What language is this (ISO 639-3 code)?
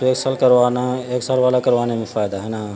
urd